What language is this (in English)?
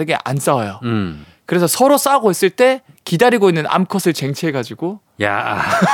Korean